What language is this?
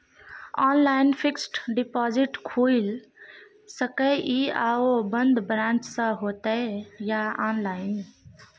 Maithili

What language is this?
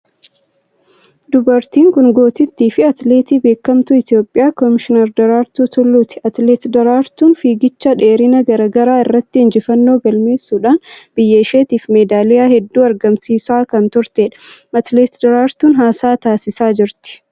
Oromo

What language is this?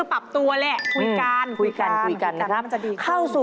Thai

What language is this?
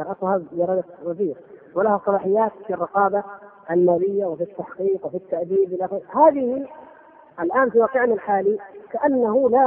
Arabic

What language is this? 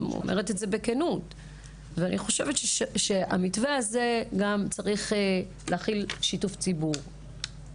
Hebrew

